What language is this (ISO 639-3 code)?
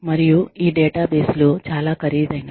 tel